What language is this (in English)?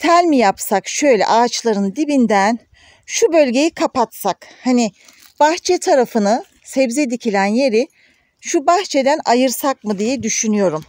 Turkish